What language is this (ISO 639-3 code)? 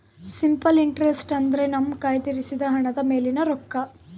kan